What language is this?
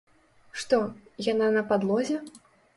Belarusian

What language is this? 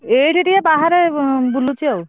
Odia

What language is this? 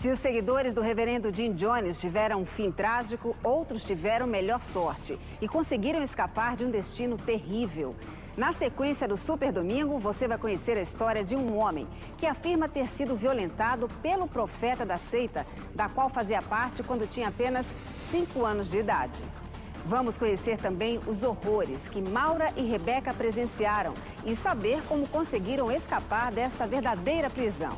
Portuguese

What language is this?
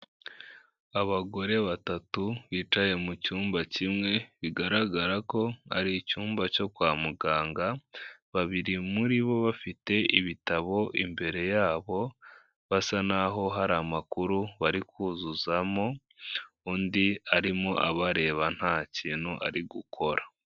Kinyarwanda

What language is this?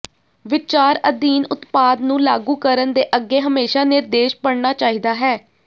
Punjabi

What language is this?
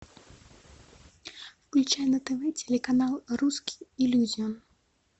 Russian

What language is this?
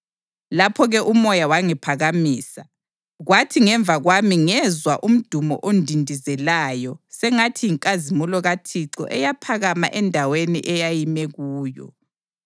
North Ndebele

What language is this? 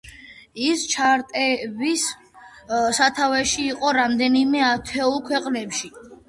Georgian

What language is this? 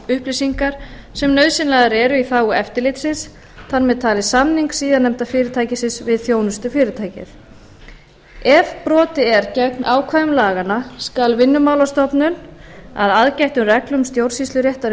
Icelandic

